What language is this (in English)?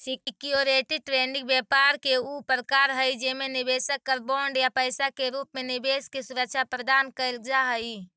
Magahi